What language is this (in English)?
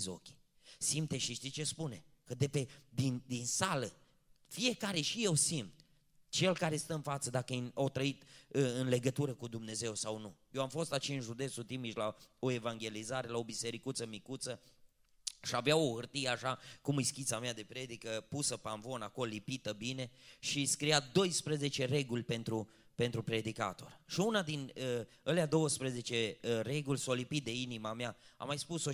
Romanian